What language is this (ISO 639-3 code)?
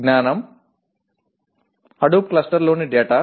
tel